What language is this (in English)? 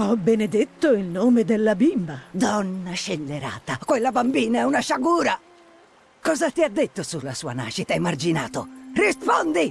Italian